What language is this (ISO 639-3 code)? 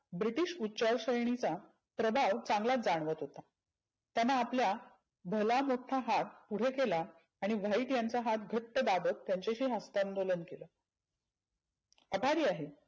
mar